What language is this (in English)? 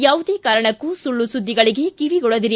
Kannada